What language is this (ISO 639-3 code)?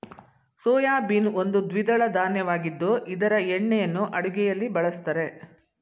kan